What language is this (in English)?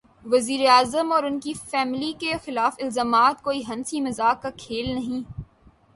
Urdu